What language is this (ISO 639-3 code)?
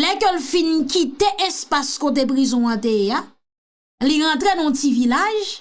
fra